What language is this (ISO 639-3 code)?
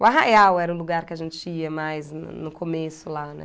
por